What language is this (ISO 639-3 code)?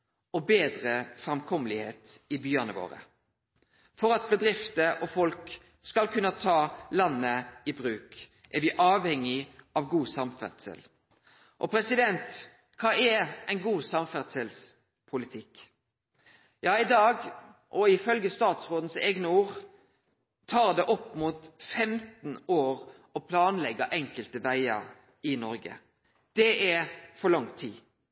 nno